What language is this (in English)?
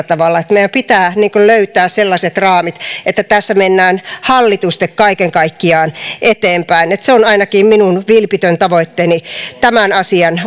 Finnish